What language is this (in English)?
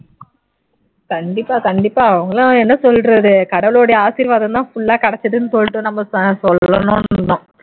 Tamil